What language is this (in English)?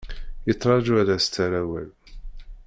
Kabyle